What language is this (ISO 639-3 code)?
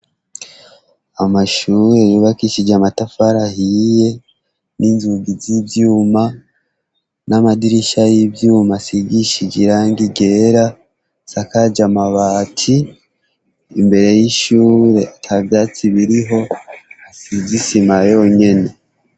run